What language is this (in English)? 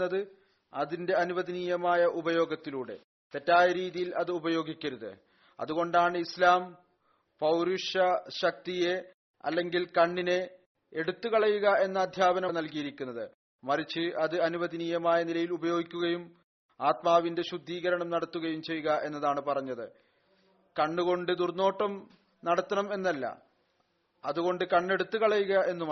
Malayalam